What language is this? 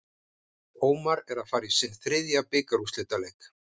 Icelandic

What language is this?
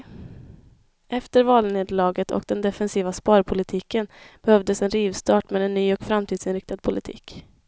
Swedish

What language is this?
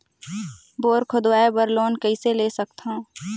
Chhattisgarhi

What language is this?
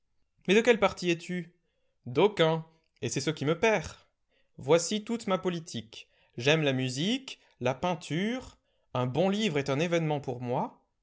French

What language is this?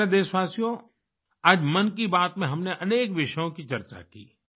Hindi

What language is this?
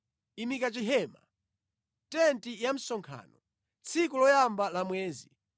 Nyanja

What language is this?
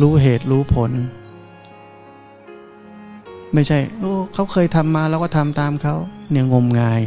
Thai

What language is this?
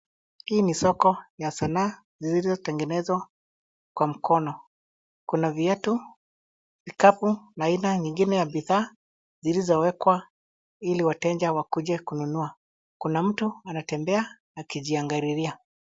Swahili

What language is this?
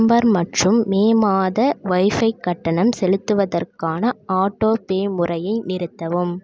Tamil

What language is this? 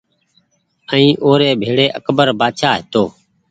Goaria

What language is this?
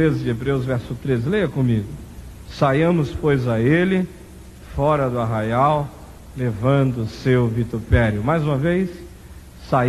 Portuguese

